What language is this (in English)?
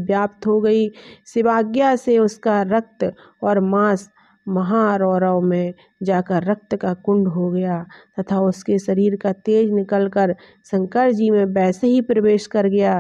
Hindi